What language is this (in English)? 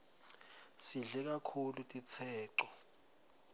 Swati